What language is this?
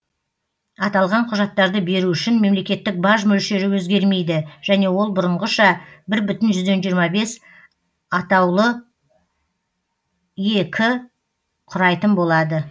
Kazakh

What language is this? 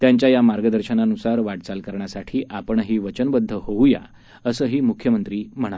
Marathi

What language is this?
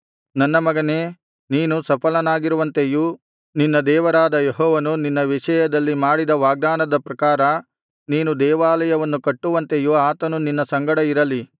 Kannada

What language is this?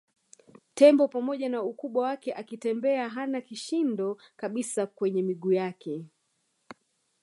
Swahili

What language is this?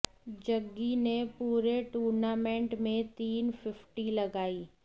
Hindi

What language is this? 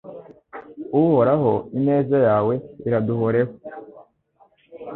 Kinyarwanda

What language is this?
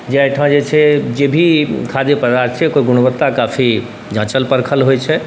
Maithili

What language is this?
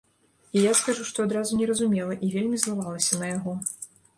Belarusian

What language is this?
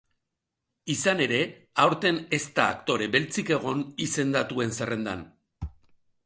Basque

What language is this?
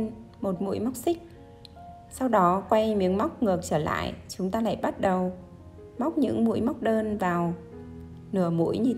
Vietnamese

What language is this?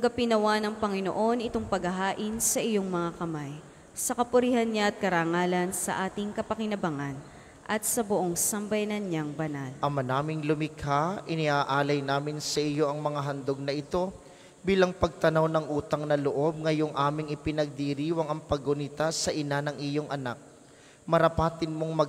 Filipino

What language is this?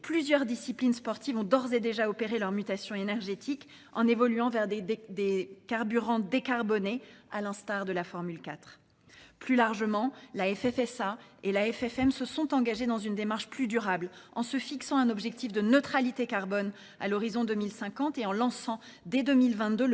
French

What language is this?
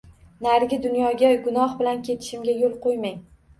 Uzbek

